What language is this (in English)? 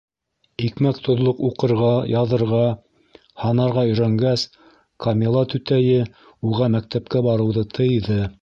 Bashkir